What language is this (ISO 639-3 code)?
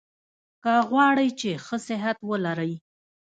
pus